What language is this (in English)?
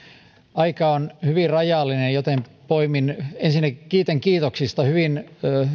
Finnish